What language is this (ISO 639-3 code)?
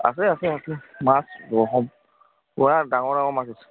asm